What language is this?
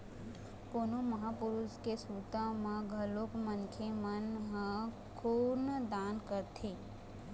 Chhattisgarhi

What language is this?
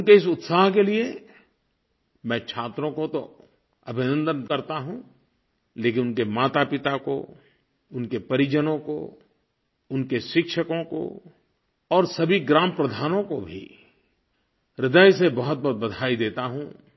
Hindi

